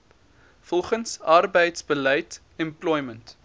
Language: Afrikaans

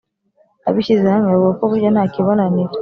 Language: Kinyarwanda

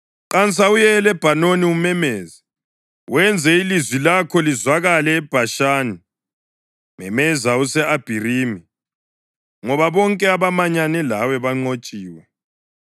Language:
North Ndebele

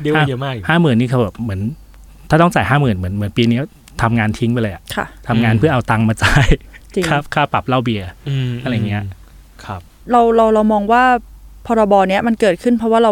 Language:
Thai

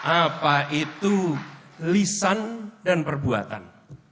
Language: Indonesian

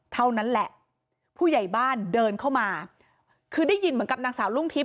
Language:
Thai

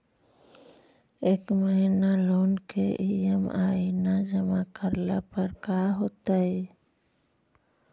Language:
Magahi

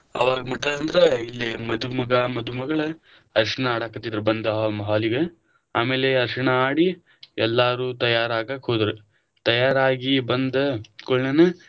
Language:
Kannada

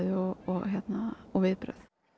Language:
Icelandic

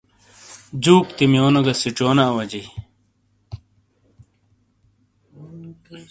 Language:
Shina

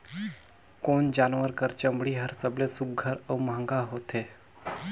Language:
Chhattisgarhi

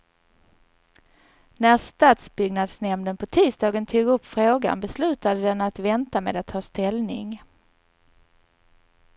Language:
Swedish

